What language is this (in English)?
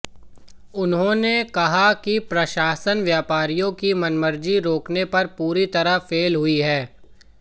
Hindi